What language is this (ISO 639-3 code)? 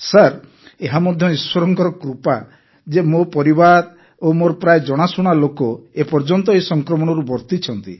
ori